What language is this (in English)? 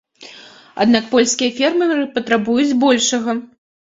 Belarusian